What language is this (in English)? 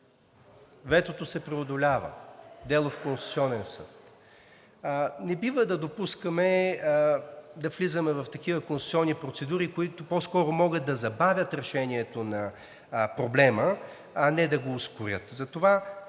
Bulgarian